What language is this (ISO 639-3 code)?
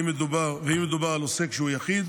heb